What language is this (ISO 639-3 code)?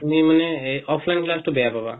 asm